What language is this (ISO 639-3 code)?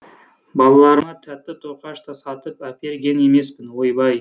kaz